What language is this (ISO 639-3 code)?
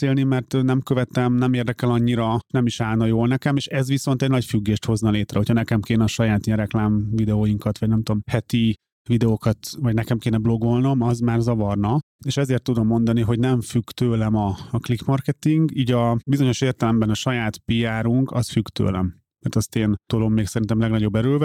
hun